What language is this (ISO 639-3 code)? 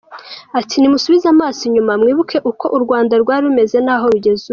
kin